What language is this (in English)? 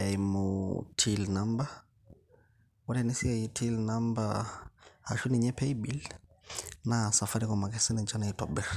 Masai